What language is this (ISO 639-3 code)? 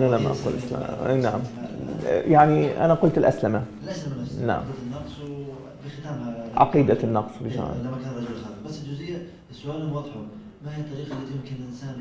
ara